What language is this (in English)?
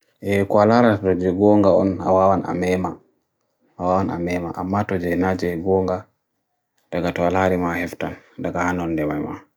Bagirmi Fulfulde